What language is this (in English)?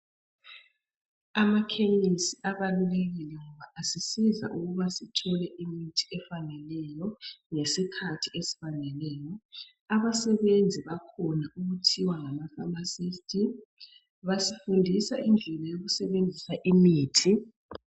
North Ndebele